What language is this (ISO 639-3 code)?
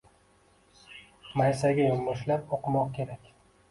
uzb